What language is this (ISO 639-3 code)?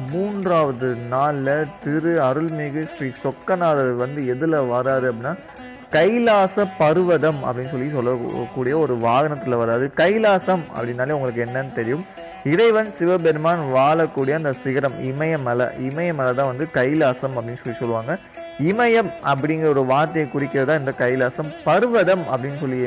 tam